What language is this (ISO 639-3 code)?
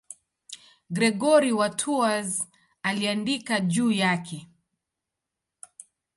swa